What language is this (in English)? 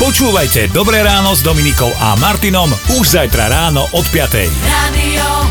Slovak